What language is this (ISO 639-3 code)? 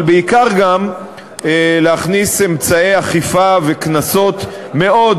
heb